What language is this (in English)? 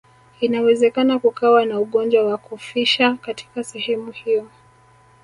Swahili